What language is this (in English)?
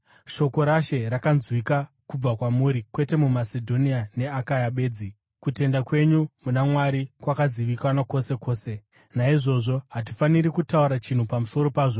Shona